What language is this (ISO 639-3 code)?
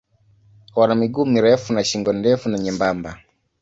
swa